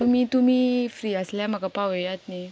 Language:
Konkani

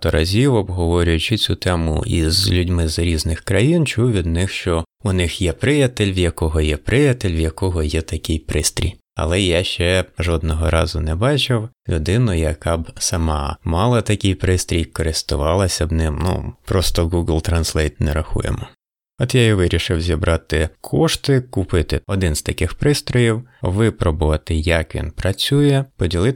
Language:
Ukrainian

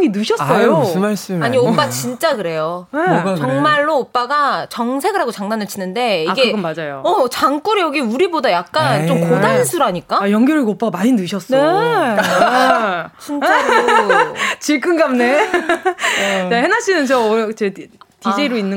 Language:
Korean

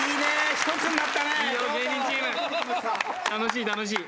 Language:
Japanese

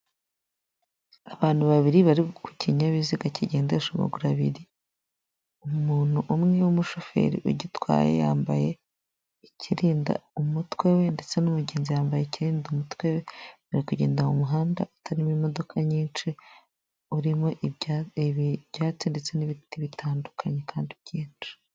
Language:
Kinyarwanda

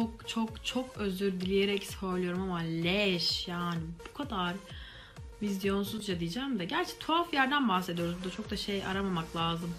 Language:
Turkish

